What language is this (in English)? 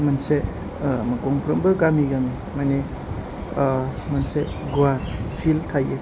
Bodo